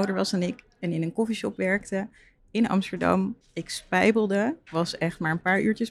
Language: Dutch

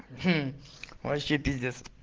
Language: Russian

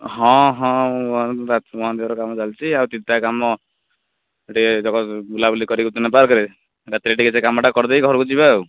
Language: Odia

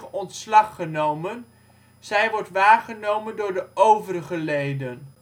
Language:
Dutch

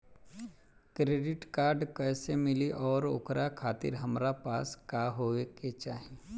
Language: Bhojpuri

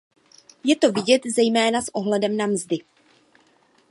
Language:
Czech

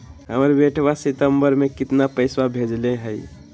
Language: Magahi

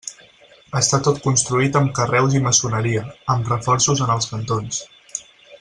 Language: Catalan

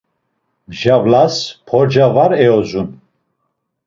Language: Laz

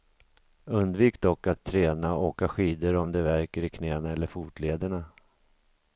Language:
Swedish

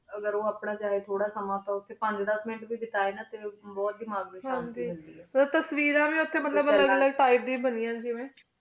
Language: Punjabi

